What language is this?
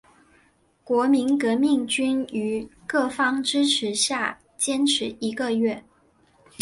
Chinese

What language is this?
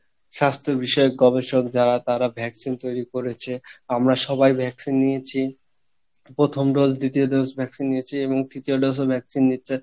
Bangla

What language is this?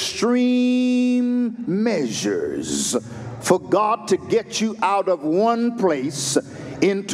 English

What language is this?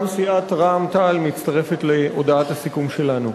Hebrew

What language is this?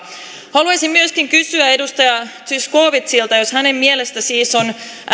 Finnish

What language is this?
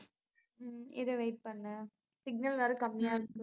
Tamil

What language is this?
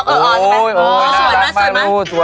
Thai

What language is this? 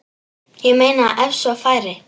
Icelandic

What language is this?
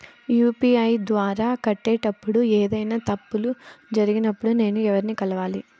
Telugu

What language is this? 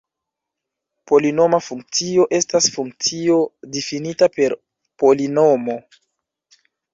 Esperanto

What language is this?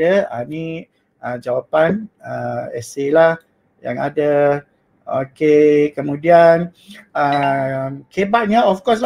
Malay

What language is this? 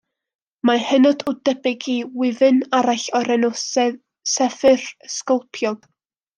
Welsh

